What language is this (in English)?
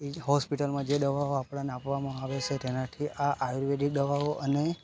Gujarati